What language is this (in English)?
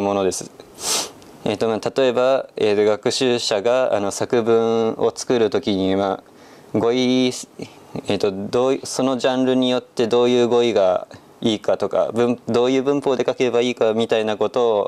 Japanese